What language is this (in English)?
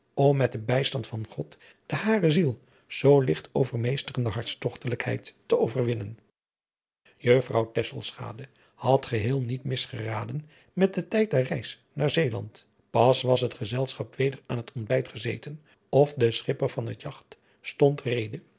Dutch